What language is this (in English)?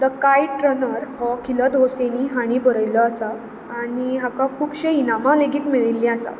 Konkani